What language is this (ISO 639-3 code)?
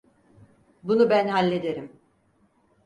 tur